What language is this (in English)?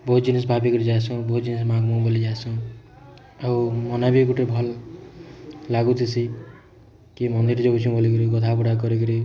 Odia